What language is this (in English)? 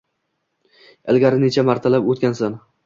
Uzbek